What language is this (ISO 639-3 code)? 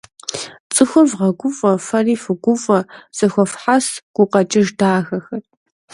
kbd